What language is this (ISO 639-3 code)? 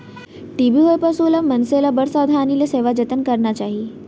hne